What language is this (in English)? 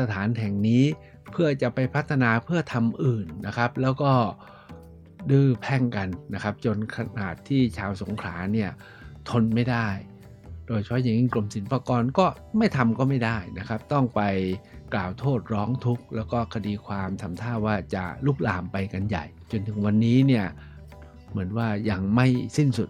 Thai